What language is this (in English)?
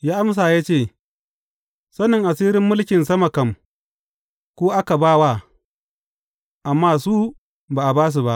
Hausa